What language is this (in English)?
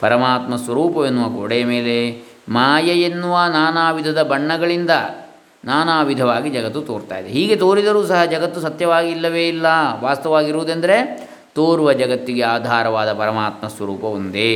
Kannada